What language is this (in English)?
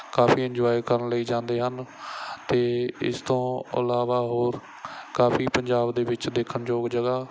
Punjabi